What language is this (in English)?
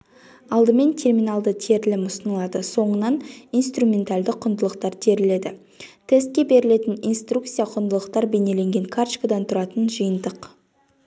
Kazakh